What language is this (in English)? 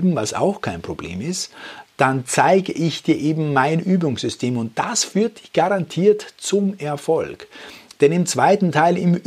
German